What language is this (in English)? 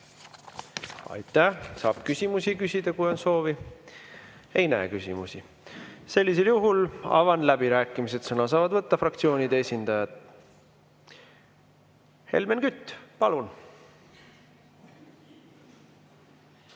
Estonian